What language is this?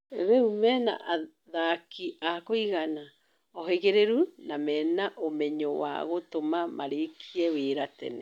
Kikuyu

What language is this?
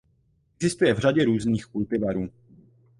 Czech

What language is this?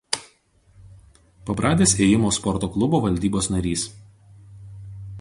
Lithuanian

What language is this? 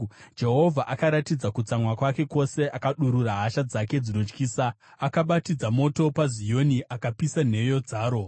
Shona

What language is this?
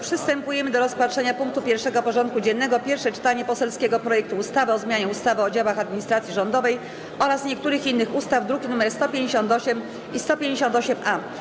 Polish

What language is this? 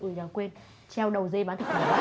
Vietnamese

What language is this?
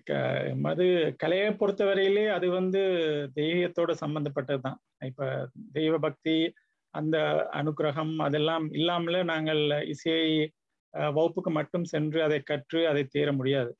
Tamil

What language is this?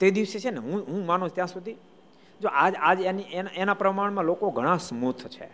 Gujarati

